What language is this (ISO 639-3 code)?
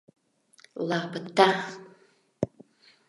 chm